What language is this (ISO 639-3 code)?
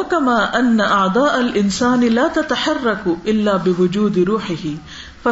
urd